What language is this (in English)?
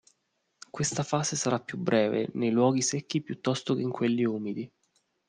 Italian